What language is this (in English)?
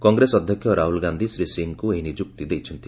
Odia